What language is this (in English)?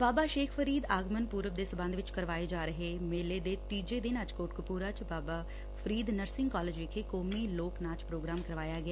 Punjabi